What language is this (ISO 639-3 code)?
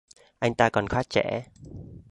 vie